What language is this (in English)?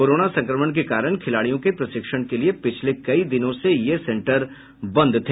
Hindi